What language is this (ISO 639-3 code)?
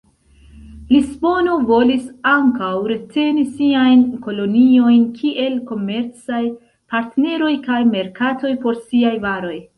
epo